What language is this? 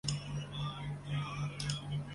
Chinese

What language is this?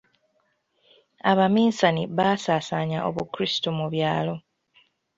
Ganda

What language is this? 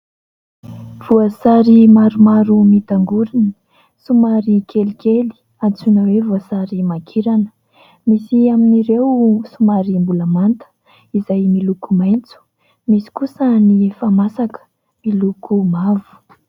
Malagasy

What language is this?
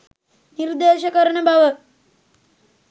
Sinhala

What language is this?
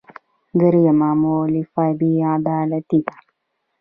Pashto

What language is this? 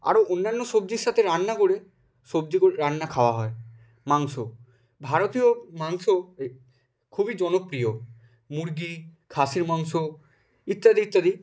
Bangla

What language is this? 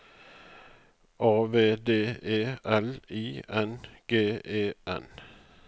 Norwegian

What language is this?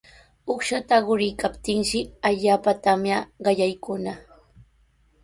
Sihuas Ancash Quechua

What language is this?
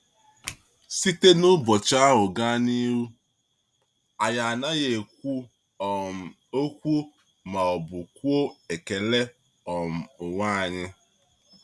Igbo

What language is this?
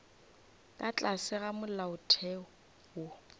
Northern Sotho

